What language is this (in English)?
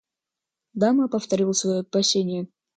Russian